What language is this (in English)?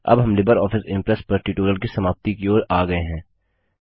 Hindi